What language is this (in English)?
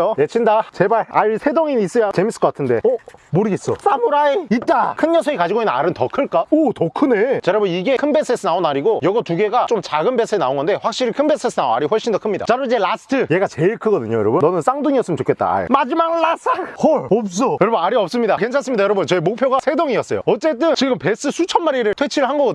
Korean